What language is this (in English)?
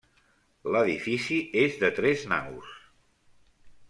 Catalan